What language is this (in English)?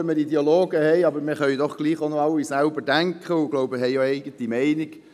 Swiss German